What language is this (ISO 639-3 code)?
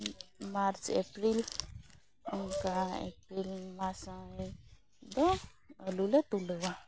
sat